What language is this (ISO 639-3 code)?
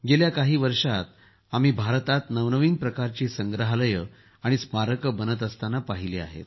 mar